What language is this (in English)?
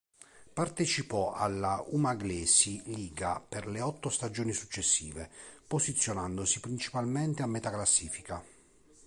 Italian